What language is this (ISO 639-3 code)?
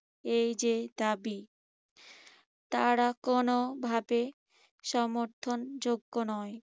ben